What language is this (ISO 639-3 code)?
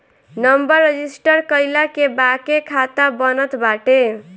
bho